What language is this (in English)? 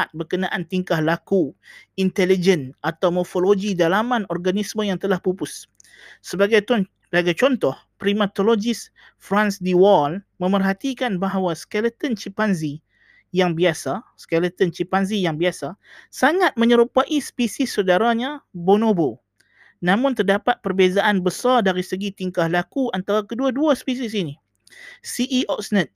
Malay